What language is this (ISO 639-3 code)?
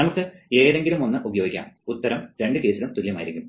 mal